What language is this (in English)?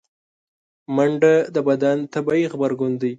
Pashto